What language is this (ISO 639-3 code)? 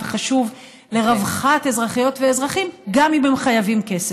heb